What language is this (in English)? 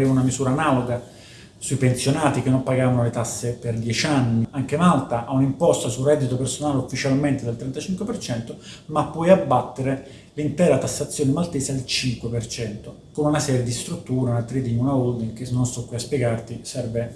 Italian